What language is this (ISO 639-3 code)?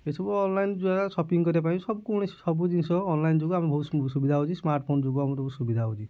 ori